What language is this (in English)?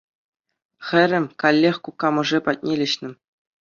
Chuvash